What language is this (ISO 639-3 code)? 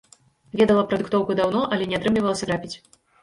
bel